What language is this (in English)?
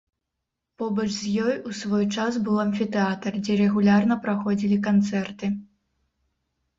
Belarusian